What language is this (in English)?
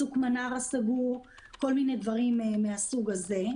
Hebrew